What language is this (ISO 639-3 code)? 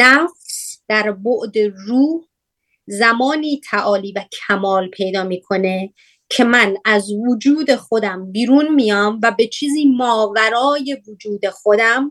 fas